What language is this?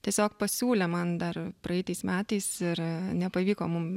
Lithuanian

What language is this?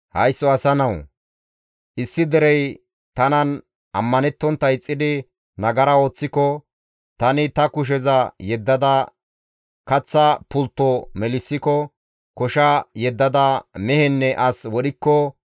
Gamo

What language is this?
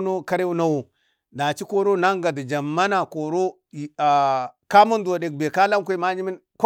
Bade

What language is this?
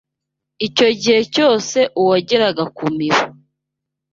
Kinyarwanda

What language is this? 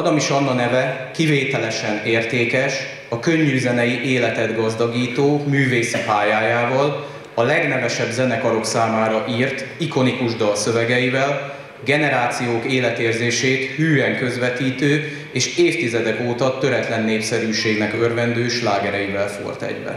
Hungarian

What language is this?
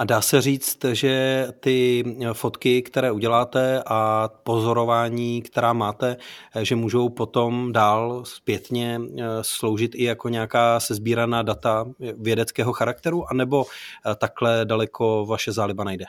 Czech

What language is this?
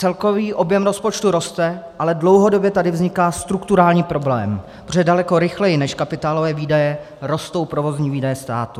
Czech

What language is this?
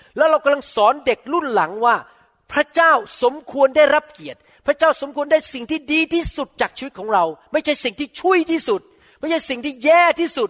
Thai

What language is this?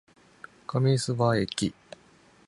Japanese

